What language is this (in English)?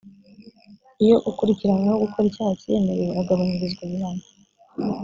Kinyarwanda